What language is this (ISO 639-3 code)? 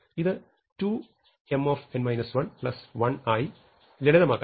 mal